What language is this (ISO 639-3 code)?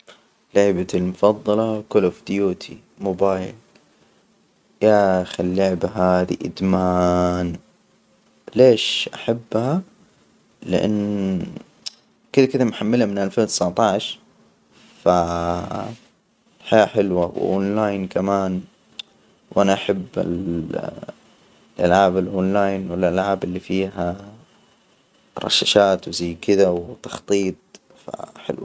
acw